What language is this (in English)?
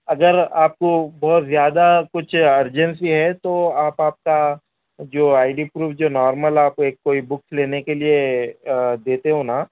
Urdu